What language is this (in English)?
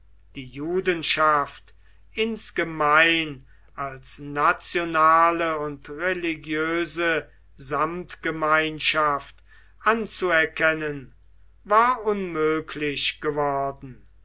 German